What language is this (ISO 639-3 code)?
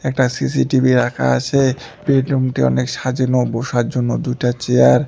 ben